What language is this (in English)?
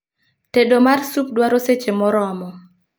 Luo (Kenya and Tanzania)